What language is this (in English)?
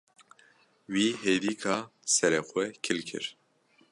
Kurdish